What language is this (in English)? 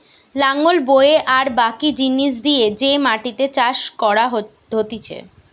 Bangla